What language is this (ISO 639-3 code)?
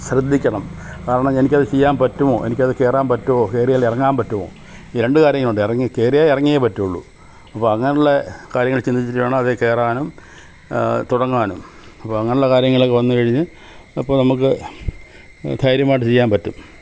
mal